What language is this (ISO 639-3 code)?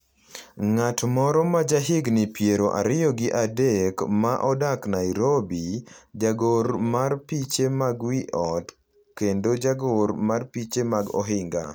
luo